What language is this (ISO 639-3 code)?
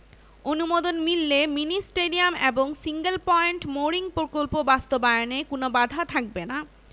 ben